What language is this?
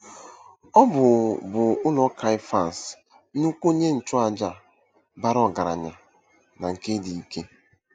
Igbo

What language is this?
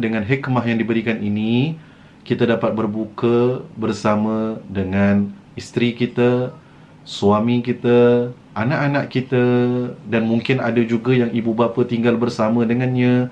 Malay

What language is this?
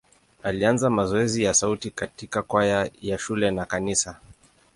Swahili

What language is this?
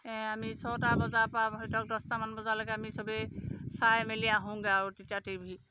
Assamese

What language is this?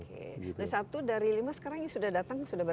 Indonesian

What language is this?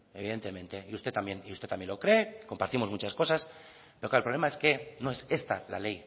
Spanish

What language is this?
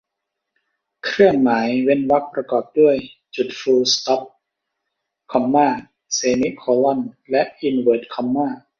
Thai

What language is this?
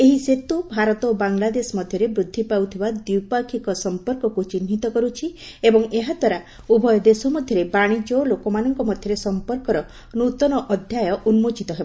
Odia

